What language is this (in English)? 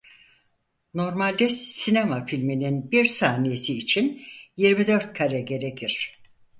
Turkish